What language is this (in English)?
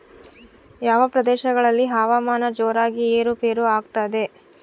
Kannada